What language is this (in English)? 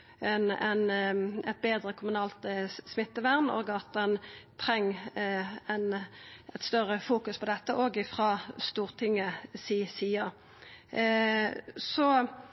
Norwegian Nynorsk